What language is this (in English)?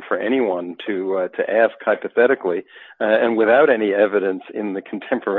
English